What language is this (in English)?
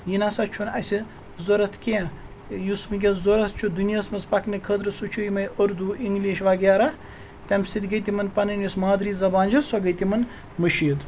Kashmiri